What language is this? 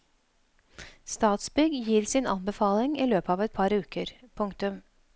Norwegian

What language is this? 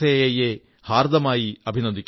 Malayalam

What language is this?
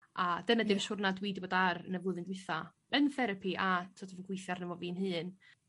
Welsh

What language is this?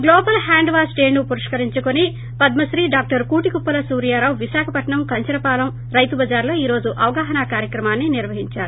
Telugu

